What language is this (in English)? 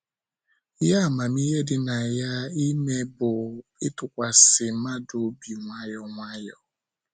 Igbo